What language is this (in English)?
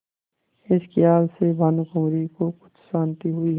Hindi